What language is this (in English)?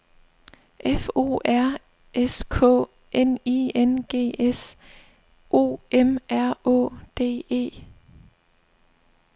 Danish